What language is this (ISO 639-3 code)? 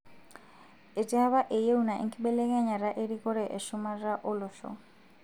mas